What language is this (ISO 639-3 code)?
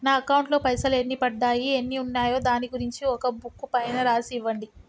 tel